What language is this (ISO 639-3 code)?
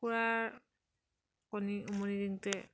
asm